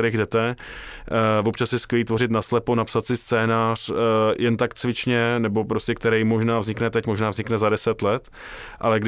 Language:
Czech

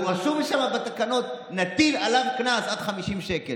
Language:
Hebrew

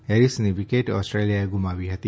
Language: Gujarati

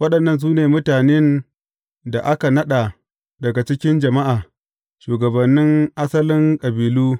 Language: Hausa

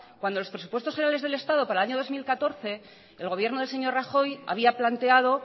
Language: Spanish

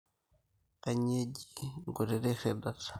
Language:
Masai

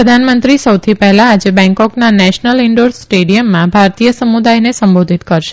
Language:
Gujarati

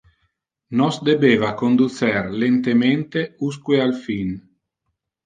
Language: Interlingua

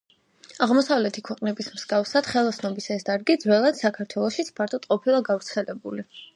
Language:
Georgian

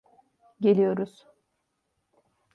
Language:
Turkish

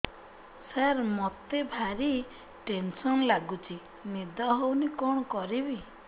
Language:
Odia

